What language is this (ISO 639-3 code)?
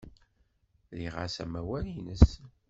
kab